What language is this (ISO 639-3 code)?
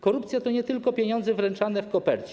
pol